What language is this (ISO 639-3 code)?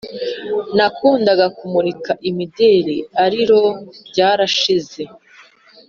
kin